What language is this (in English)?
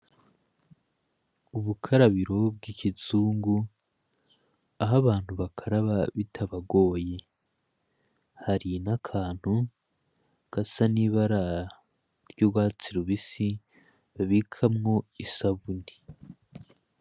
Rundi